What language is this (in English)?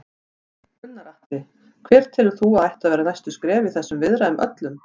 Icelandic